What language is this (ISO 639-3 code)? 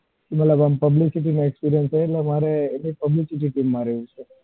guj